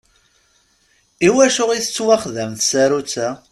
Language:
Kabyle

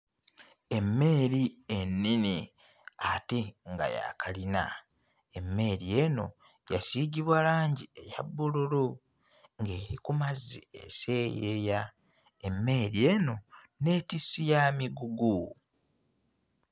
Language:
Ganda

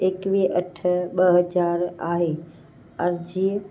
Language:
Sindhi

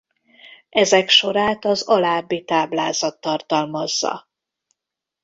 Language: Hungarian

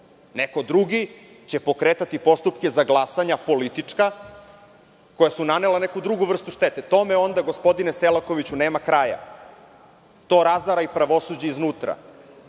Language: Serbian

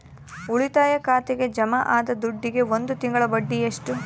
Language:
Kannada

